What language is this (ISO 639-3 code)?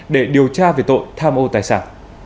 vie